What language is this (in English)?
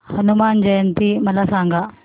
Marathi